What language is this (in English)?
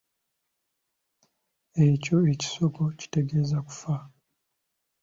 Ganda